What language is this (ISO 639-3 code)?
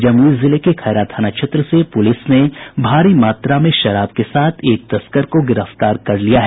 hin